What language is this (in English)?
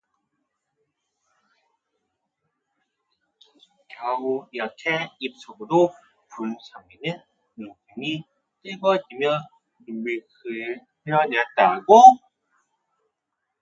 Korean